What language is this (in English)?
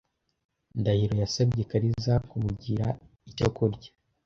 Kinyarwanda